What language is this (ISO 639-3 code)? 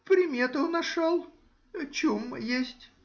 rus